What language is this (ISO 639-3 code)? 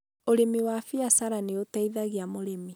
kik